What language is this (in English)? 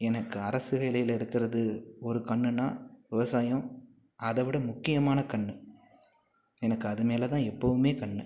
Tamil